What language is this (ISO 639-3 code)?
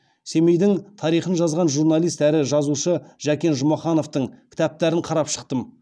kaz